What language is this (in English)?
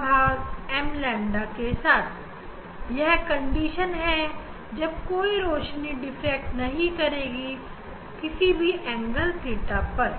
Hindi